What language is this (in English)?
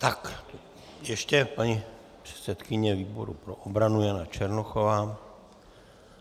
Czech